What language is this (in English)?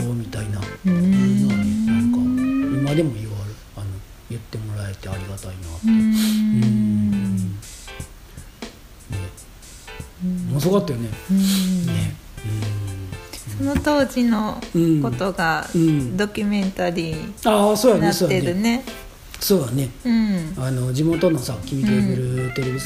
Japanese